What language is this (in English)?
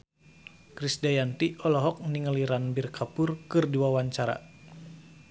Sundanese